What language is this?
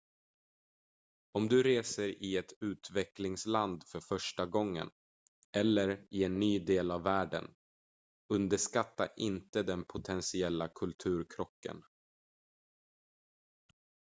Swedish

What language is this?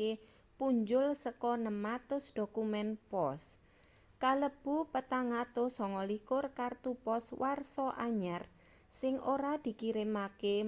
Javanese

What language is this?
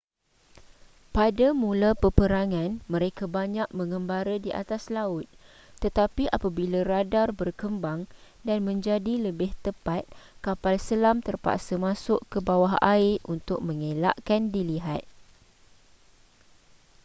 Malay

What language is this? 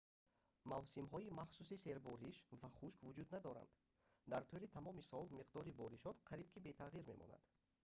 Tajik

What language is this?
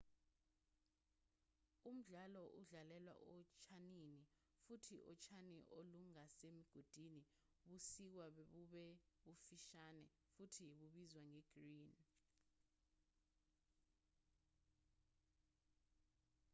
Zulu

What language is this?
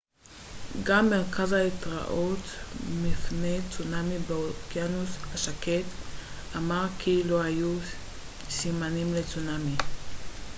Hebrew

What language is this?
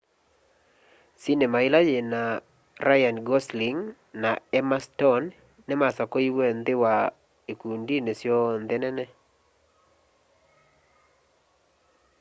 Kamba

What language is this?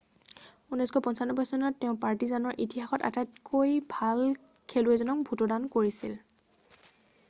Assamese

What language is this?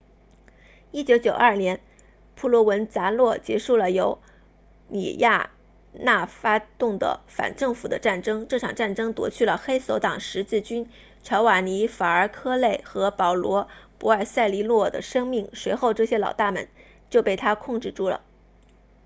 Chinese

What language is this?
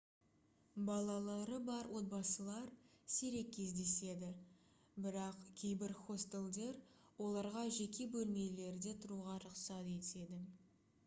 Kazakh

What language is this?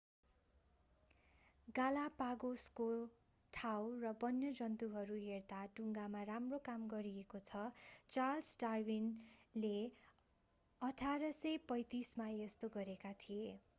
Nepali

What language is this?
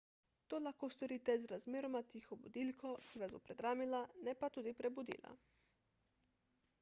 Slovenian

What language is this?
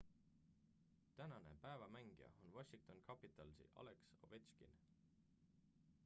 Estonian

